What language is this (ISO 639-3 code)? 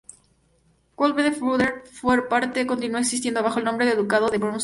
spa